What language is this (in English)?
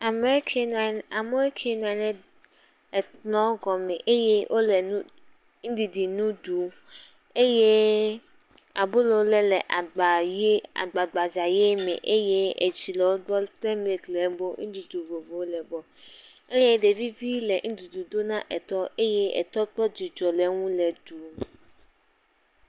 Ewe